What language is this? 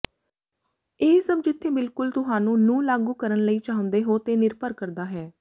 Punjabi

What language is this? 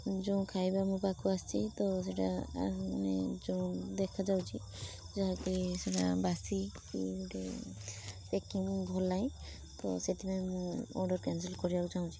Odia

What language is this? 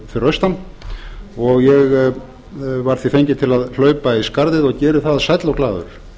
Icelandic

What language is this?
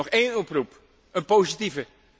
Dutch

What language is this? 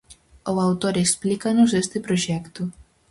Galician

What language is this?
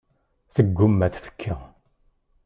Kabyle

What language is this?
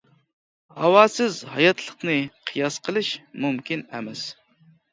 Uyghur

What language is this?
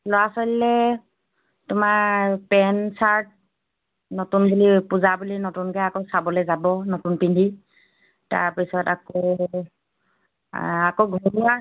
Assamese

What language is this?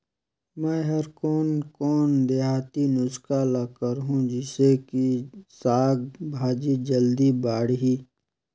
Chhattisgarhi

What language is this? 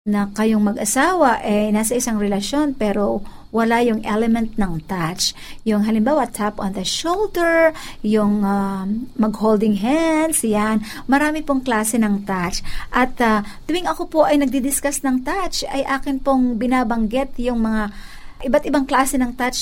Filipino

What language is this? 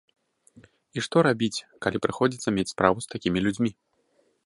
Belarusian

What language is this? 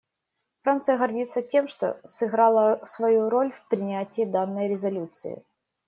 Russian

